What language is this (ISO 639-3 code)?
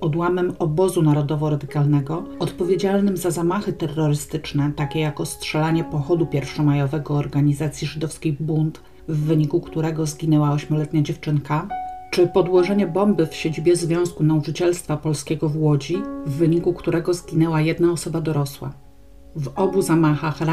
pol